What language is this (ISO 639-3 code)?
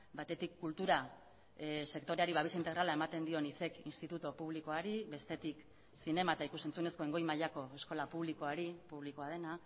eus